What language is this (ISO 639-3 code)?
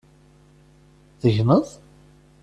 kab